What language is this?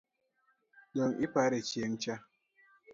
Luo (Kenya and Tanzania)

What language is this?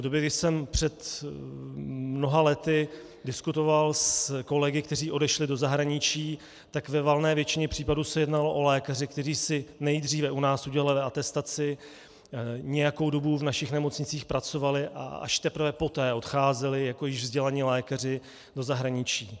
Czech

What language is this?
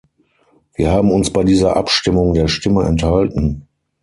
German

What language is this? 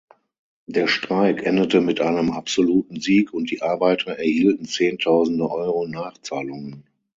German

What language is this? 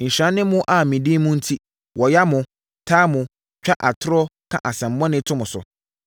Akan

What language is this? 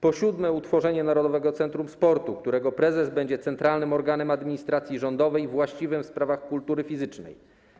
Polish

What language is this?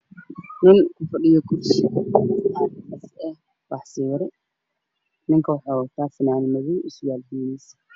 Somali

